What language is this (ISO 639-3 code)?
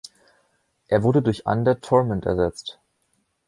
deu